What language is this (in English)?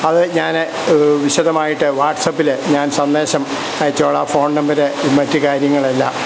Malayalam